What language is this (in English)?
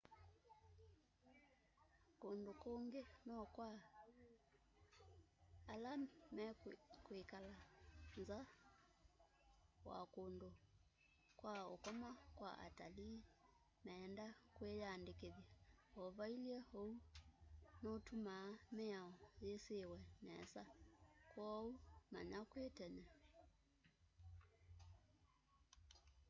Kamba